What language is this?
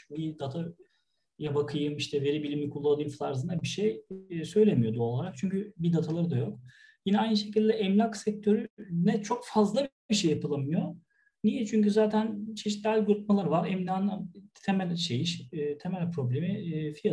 Turkish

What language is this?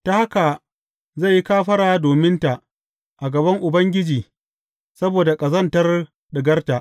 Hausa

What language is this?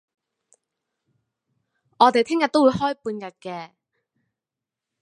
Cantonese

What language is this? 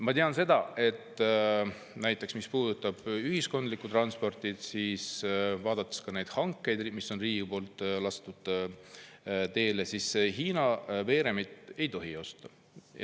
Estonian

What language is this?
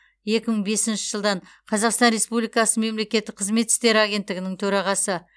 Kazakh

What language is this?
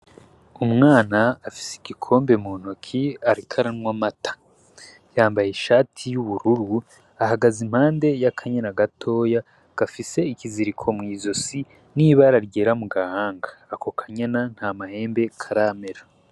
Rundi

